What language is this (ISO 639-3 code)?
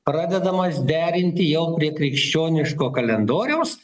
lit